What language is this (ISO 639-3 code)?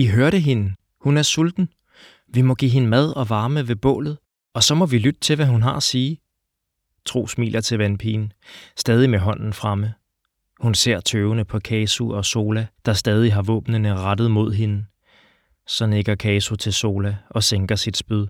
dan